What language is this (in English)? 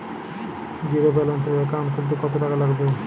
Bangla